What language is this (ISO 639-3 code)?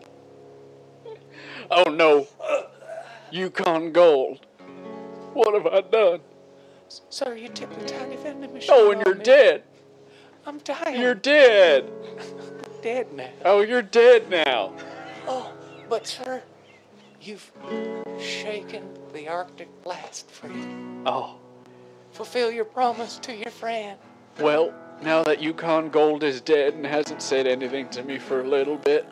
eng